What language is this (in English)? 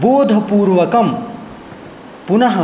Sanskrit